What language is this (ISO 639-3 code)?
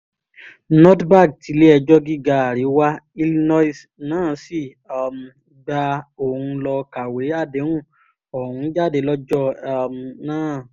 yor